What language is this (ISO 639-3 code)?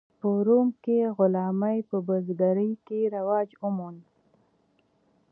pus